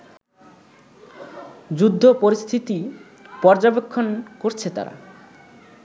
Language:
Bangla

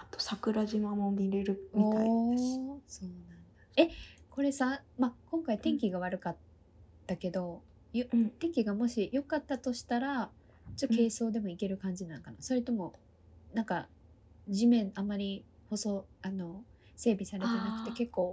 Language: Japanese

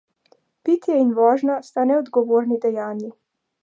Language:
Slovenian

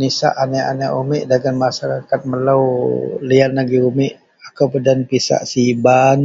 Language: Central Melanau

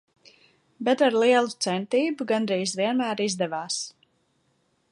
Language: Latvian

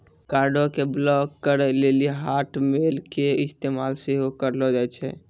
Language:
Maithili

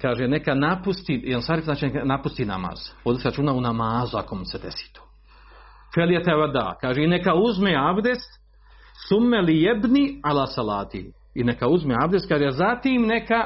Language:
Croatian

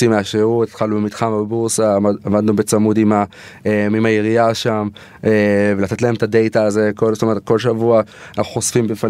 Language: Hebrew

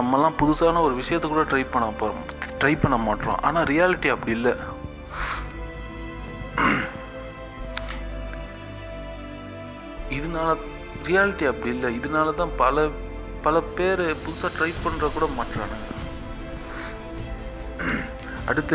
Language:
Tamil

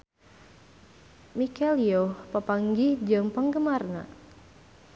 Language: Sundanese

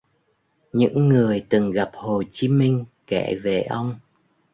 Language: Vietnamese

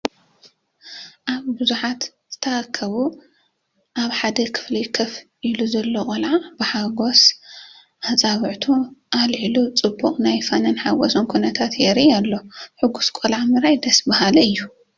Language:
Tigrinya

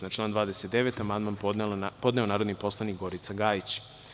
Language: Serbian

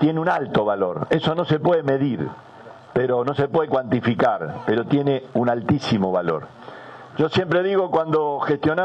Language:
Spanish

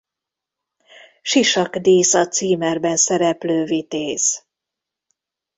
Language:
Hungarian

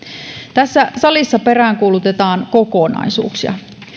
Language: Finnish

